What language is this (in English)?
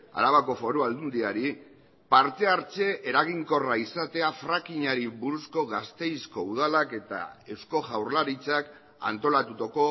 Basque